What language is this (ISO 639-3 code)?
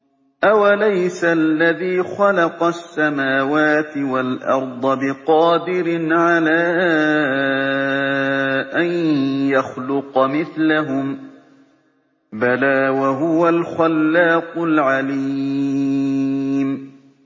ara